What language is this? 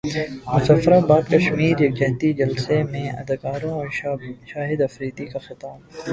Urdu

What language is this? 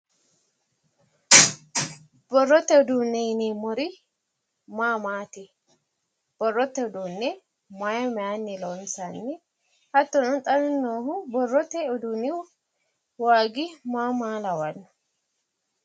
Sidamo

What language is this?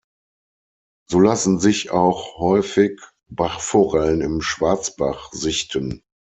German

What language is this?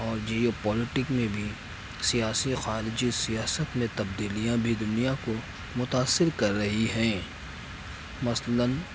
Urdu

